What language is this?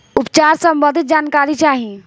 Bhojpuri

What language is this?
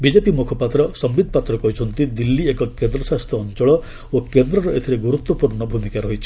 Odia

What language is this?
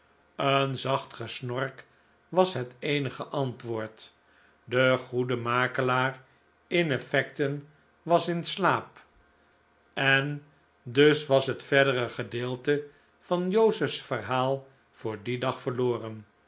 Dutch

